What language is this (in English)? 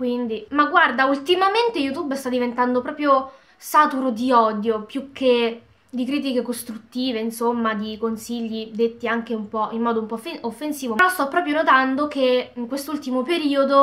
Italian